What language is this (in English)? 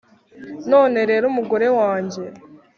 Kinyarwanda